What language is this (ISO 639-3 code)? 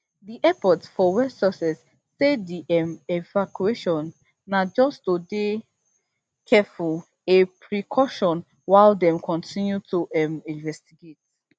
pcm